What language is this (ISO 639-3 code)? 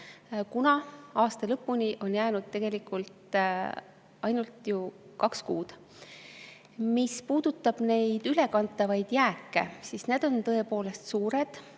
est